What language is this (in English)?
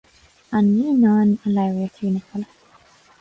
Irish